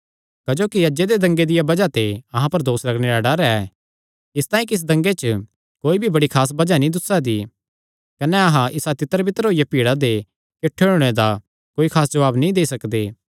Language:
Kangri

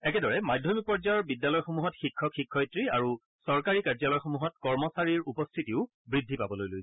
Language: Assamese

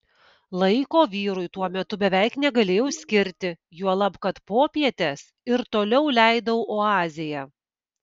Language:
Lithuanian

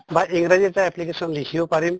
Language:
Assamese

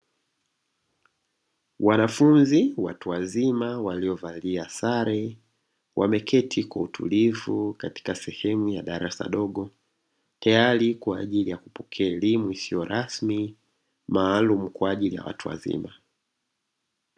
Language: Swahili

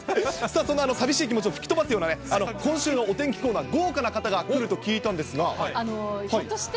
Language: Japanese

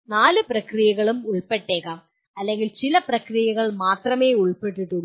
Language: Malayalam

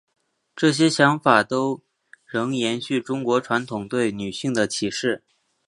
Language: Chinese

